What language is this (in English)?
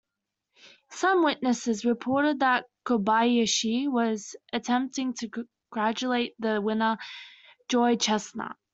English